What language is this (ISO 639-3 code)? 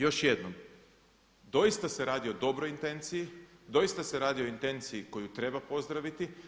hrv